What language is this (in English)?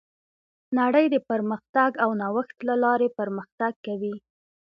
Pashto